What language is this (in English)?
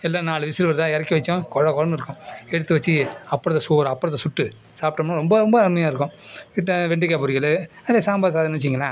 Tamil